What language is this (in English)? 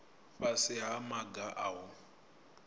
Venda